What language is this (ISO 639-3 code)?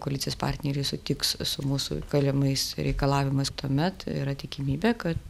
lit